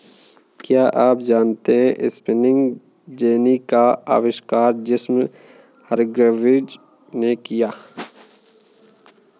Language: Hindi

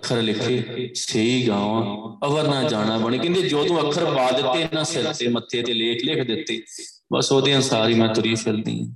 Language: Punjabi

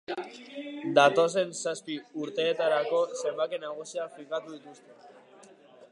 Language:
Basque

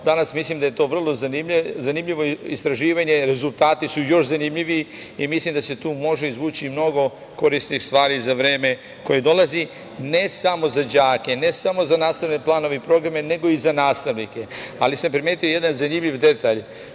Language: Serbian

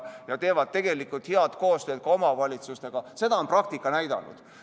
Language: Estonian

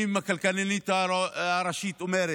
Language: Hebrew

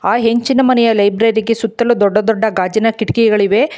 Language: Kannada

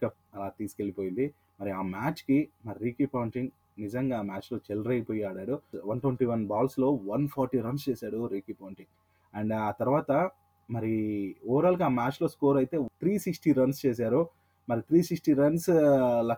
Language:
Telugu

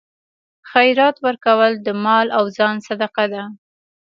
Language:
Pashto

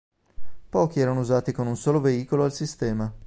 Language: Italian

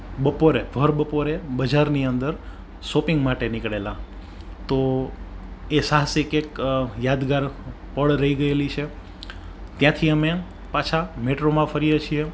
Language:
Gujarati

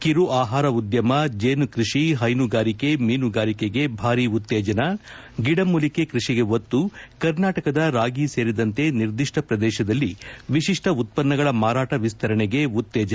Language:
Kannada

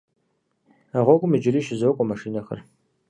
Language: Kabardian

